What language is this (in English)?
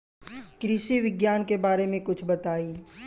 Bhojpuri